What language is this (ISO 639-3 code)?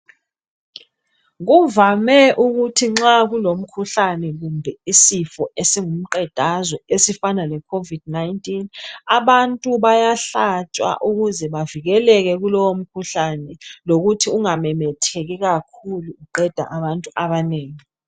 nde